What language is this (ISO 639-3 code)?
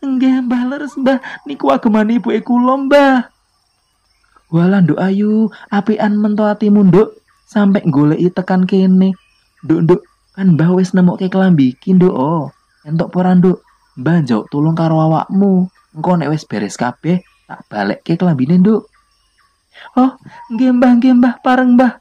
ind